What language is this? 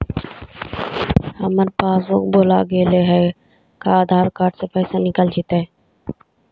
Magahi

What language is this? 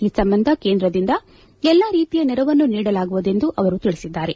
Kannada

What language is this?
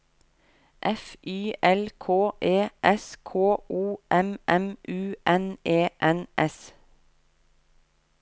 Norwegian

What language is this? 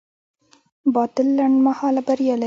Pashto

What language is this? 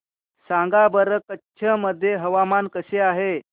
Marathi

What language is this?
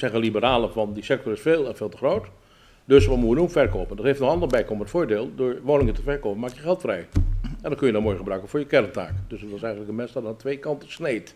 Dutch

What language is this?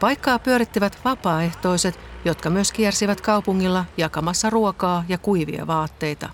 Finnish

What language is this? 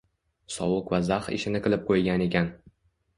Uzbek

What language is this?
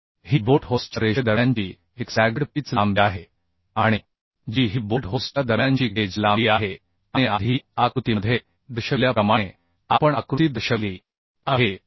Marathi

